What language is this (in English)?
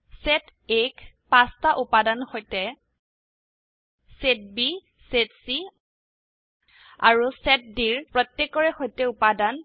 Assamese